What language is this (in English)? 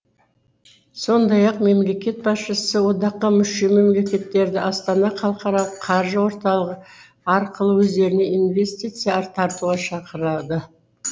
Kazakh